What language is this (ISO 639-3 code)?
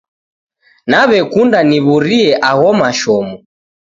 dav